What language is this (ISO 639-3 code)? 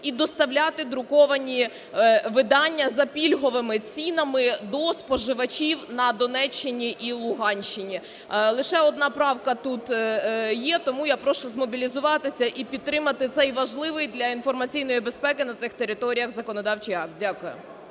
ukr